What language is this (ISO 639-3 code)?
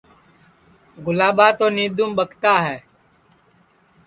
ssi